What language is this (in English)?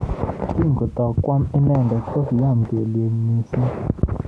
Kalenjin